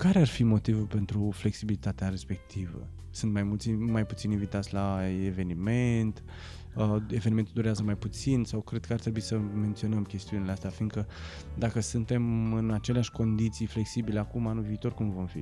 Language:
Romanian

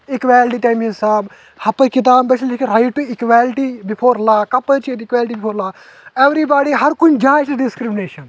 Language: Kashmiri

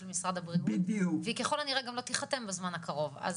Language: Hebrew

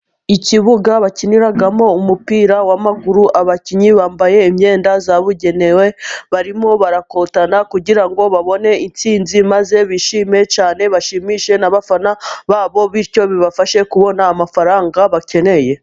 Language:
Kinyarwanda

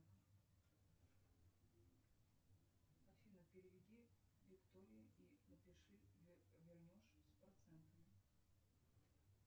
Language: Russian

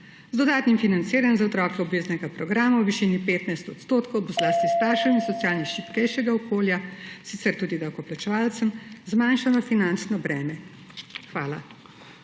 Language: Slovenian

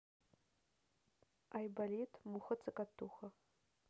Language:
Russian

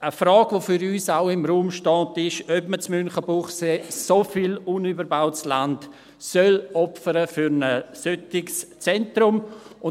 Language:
Swiss German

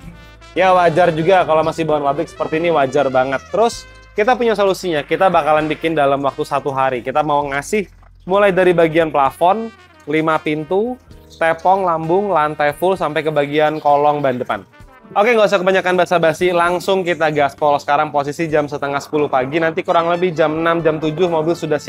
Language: Indonesian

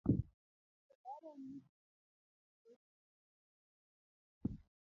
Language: Luo (Kenya and Tanzania)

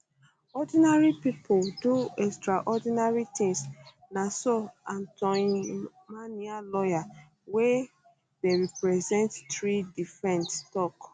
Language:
Nigerian Pidgin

